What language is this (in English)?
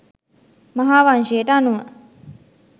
Sinhala